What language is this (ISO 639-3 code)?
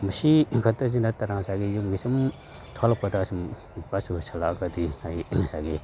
mni